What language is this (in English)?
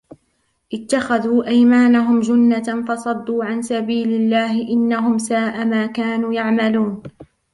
Arabic